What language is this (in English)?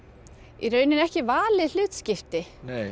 Icelandic